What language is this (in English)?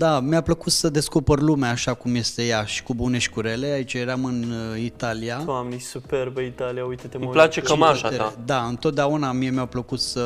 Romanian